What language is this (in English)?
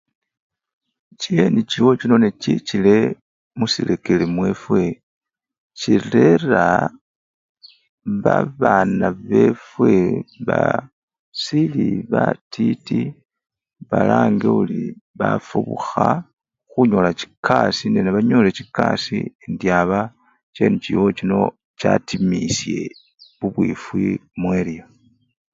Luyia